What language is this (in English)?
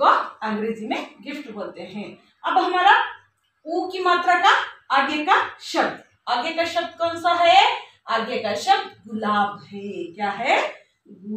Hindi